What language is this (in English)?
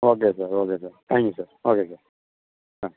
Tamil